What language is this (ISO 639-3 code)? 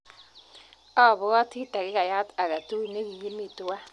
kln